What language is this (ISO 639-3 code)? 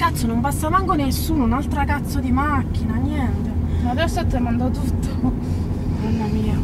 ita